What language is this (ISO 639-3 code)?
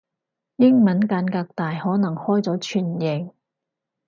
yue